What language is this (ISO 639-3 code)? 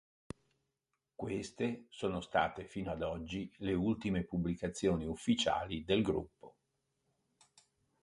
ita